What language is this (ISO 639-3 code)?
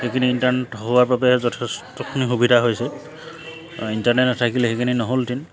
asm